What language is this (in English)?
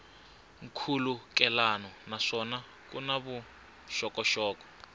Tsonga